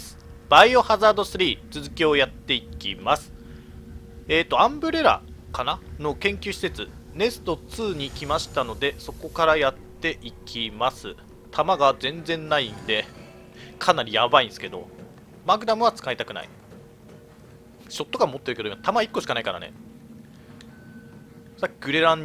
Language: Japanese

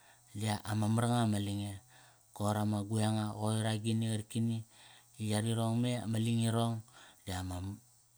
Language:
Kairak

